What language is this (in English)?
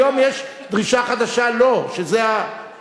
Hebrew